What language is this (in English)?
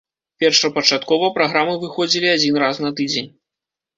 Belarusian